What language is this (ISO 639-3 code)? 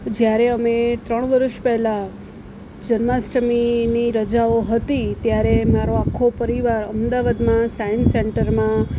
guj